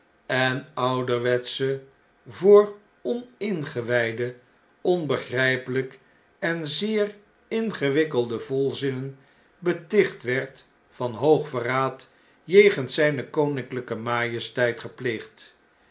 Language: Dutch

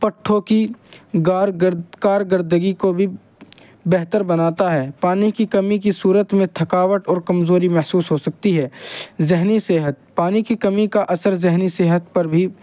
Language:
Urdu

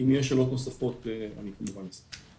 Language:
Hebrew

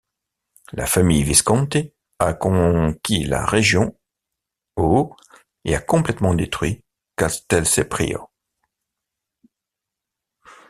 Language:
French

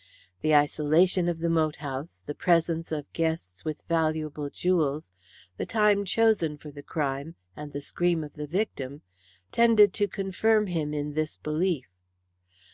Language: English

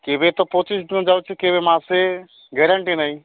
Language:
Odia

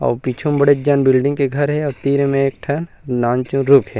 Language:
Chhattisgarhi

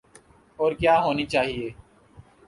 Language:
Urdu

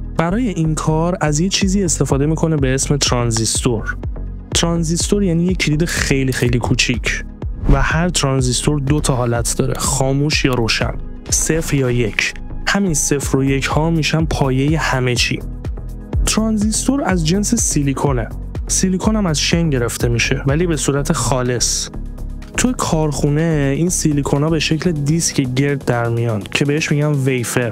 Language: Persian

